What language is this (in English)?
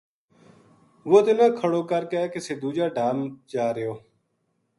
Gujari